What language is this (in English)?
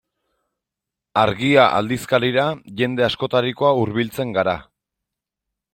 Basque